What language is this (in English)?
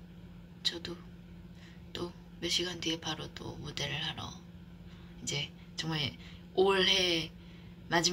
Korean